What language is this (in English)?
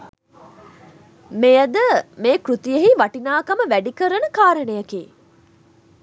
Sinhala